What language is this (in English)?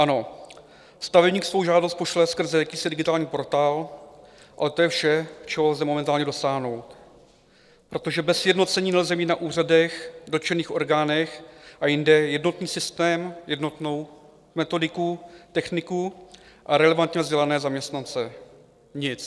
Czech